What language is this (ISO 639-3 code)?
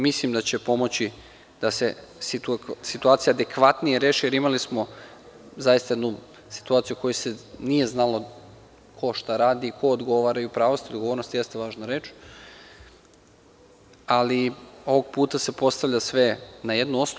srp